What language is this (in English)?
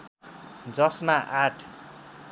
Nepali